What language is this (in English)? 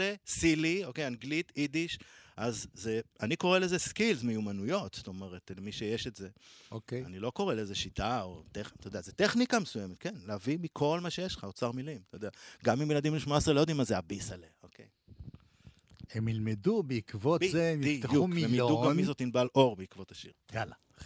Hebrew